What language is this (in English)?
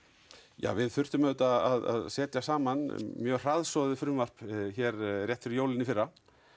Icelandic